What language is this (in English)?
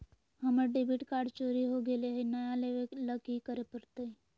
Magahi